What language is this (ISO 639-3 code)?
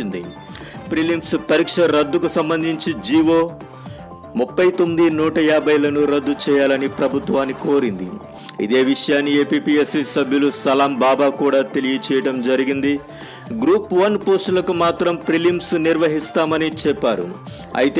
tel